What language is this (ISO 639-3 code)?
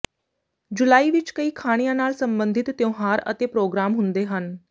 pan